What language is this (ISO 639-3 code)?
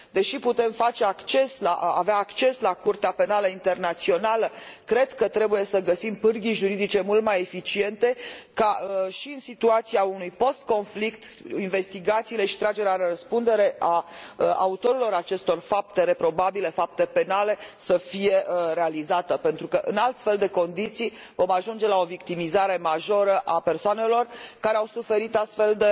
ron